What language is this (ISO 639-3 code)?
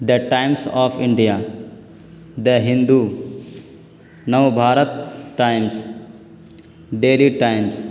urd